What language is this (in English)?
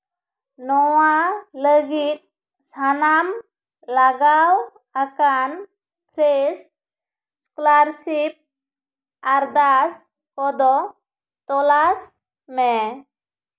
Santali